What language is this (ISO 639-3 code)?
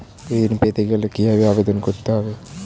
ben